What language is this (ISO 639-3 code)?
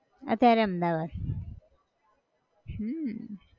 guj